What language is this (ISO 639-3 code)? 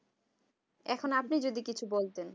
ben